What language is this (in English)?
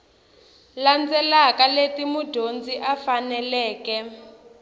Tsonga